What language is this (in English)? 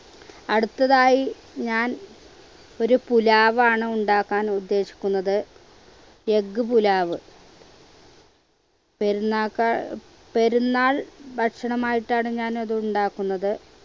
Malayalam